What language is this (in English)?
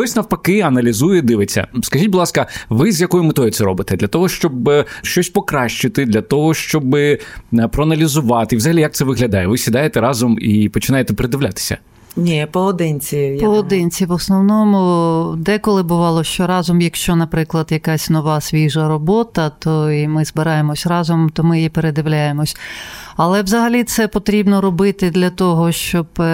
Ukrainian